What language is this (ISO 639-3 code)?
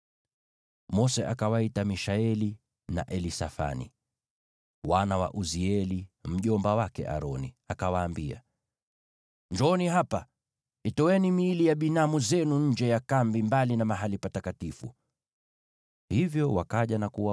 swa